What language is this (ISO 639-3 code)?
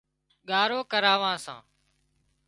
kxp